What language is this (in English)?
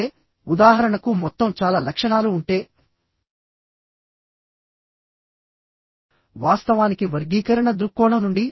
Telugu